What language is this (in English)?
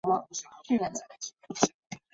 Chinese